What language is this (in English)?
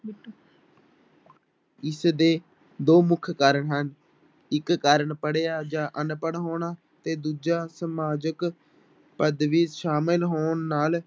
Punjabi